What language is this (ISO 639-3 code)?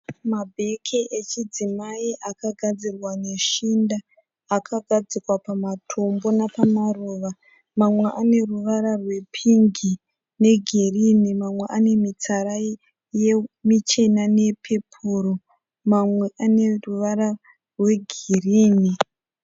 sna